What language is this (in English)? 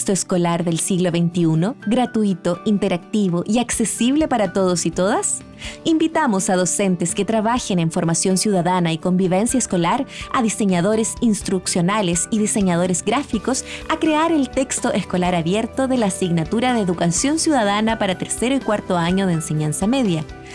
Spanish